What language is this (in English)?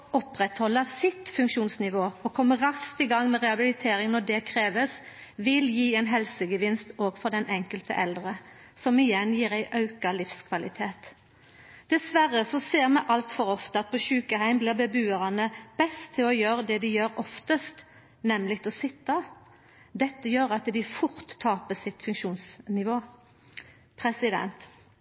Norwegian Nynorsk